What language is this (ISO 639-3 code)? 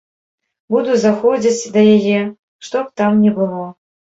bel